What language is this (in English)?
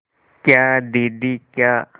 Hindi